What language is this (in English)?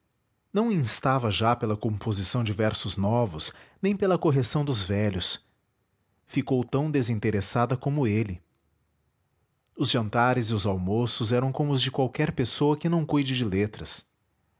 Portuguese